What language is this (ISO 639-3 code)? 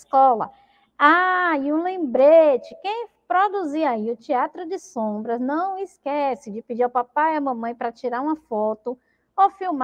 por